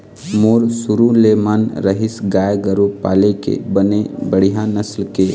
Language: Chhattisgarhi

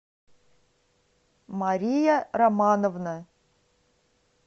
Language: Russian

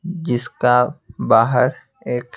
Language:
Hindi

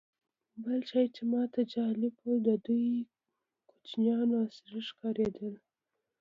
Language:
Pashto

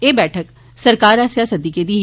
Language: Dogri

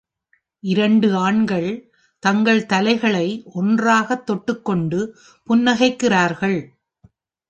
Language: Tamil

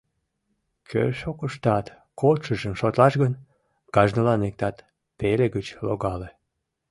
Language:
Mari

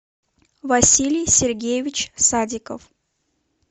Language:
Russian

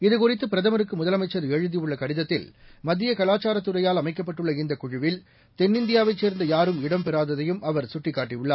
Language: Tamil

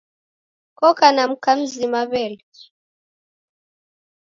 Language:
Taita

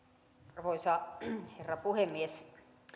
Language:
Finnish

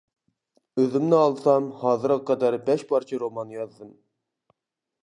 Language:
Uyghur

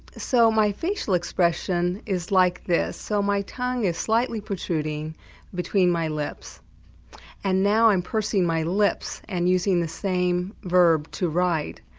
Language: English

